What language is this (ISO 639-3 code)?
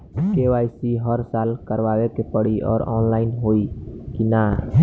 bho